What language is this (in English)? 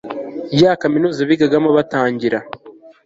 Kinyarwanda